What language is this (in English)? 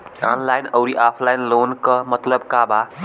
Bhojpuri